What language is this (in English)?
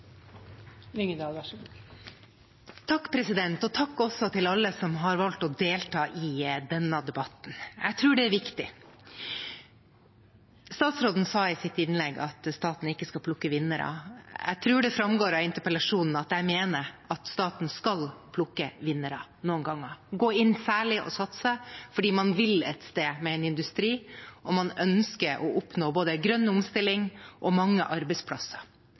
Norwegian Bokmål